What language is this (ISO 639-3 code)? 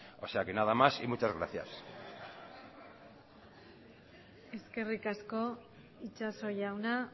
eus